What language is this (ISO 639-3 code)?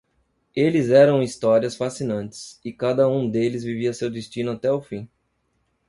por